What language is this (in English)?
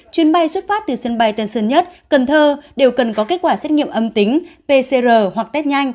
Vietnamese